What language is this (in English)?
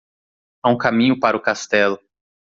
Portuguese